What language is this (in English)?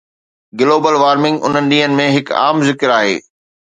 Sindhi